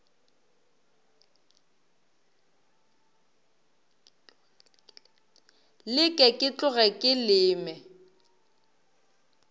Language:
Northern Sotho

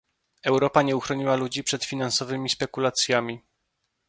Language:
Polish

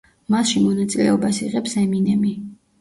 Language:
Georgian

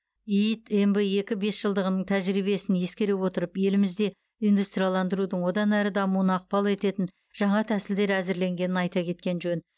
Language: Kazakh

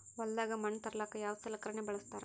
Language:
Kannada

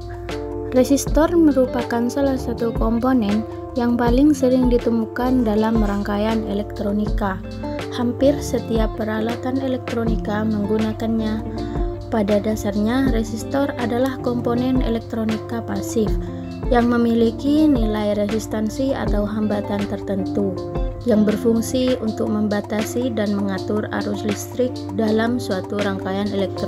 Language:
Indonesian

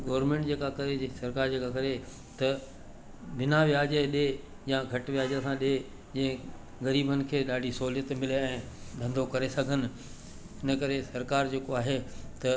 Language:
Sindhi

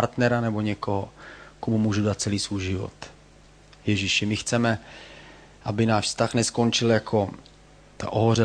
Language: Czech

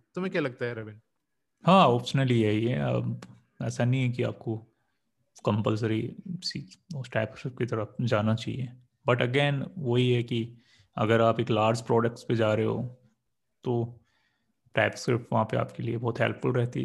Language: Hindi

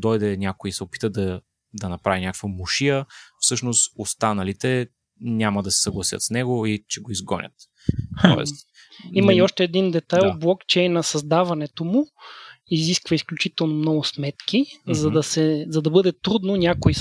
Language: Bulgarian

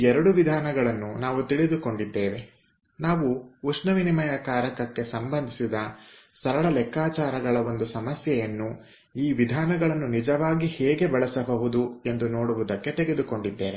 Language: Kannada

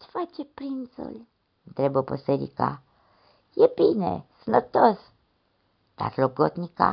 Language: Romanian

